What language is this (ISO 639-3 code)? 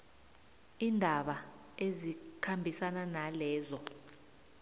nbl